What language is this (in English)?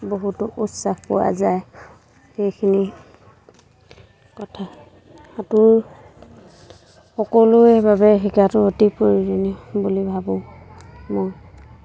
Assamese